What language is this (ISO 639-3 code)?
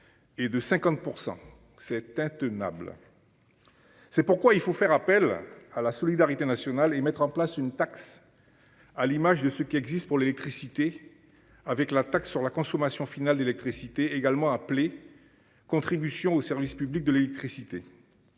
fra